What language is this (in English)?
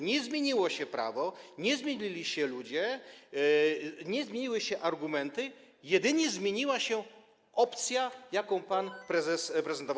Polish